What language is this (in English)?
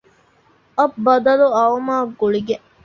Divehi